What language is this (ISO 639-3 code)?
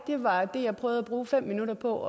dan